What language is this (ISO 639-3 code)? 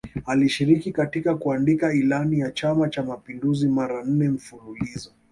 swa